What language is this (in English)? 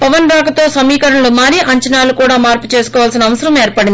Telugu